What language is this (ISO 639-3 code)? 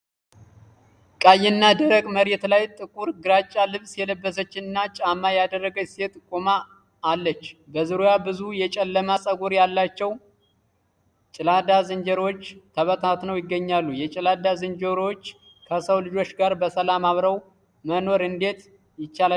amh